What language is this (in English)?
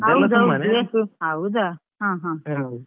Kannada